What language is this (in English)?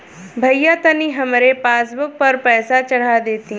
Bhojpuri